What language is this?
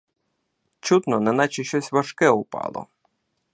Ukrainian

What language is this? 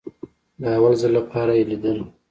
Pashto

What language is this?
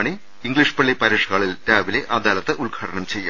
Malayalam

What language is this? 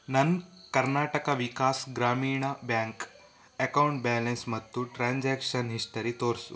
Kannada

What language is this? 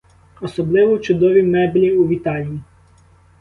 Ukrainian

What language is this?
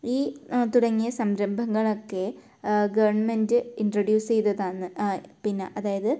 Malayalam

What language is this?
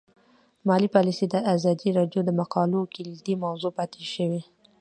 Pashto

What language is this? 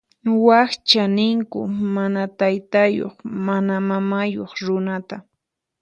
Puno Quechua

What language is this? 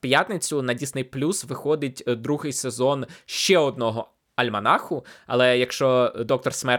Ukrainian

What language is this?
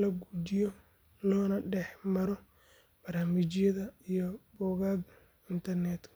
Somali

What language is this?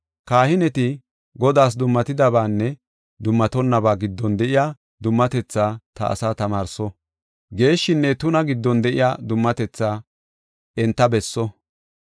Gofa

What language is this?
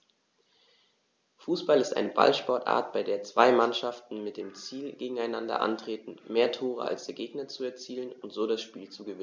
German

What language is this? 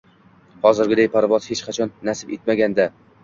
Uzbek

